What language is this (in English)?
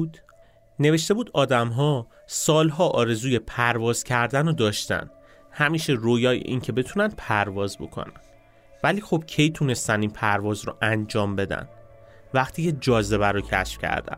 Persian